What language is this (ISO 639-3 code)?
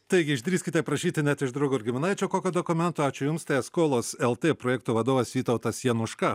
lit